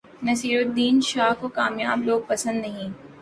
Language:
Urdu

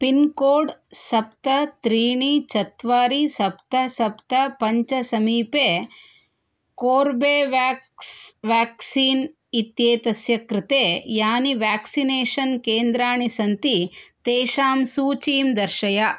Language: Sanskrit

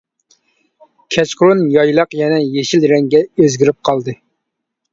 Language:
Uyghur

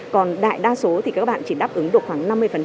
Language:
Vietnamese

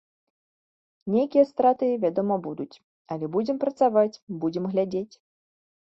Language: Belarusian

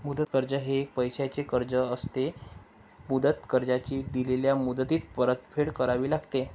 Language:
Marathi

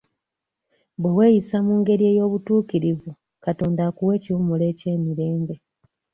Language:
Ganda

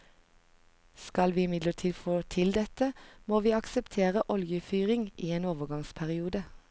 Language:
Norwegian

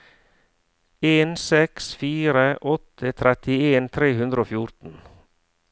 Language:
Norwegian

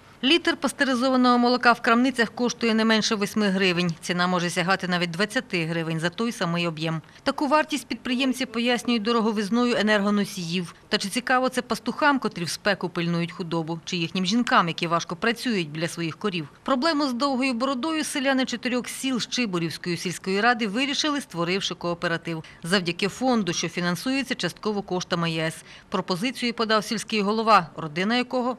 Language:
Ukrainian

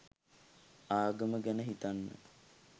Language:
Sinhala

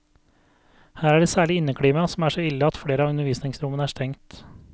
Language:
Norwegian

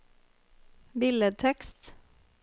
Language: Norwegian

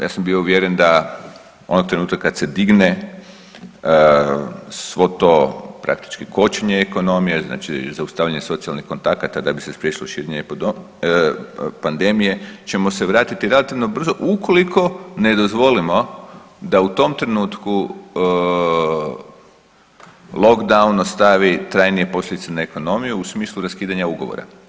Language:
Croatian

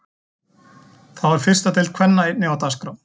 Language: Icelandic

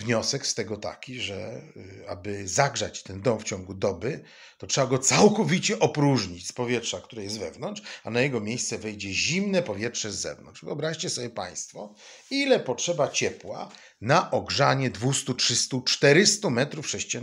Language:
Polish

